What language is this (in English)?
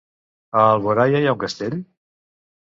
Catalan